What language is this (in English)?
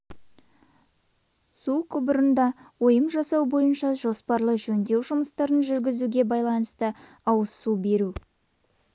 Kazakh